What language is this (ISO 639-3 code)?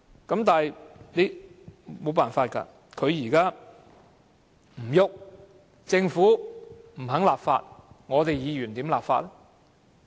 yue